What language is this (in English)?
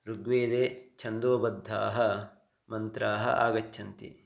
Sanskrit